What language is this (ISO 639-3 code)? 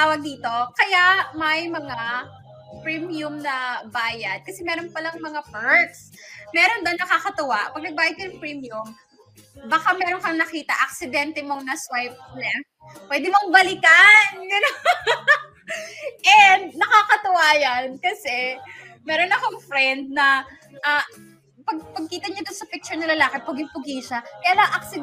fil